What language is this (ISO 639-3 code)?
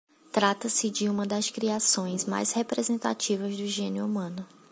por